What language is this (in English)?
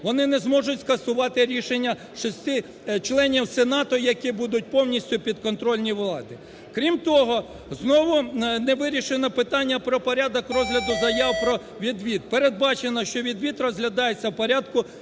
Ukrainian